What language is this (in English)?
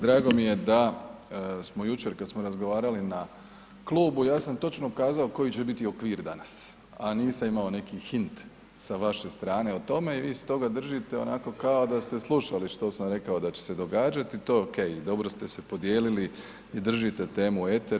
Croatian